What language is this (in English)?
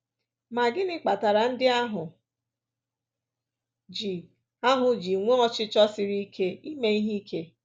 Igbo